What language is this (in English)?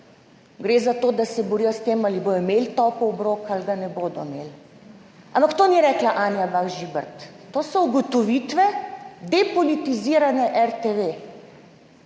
Slovenian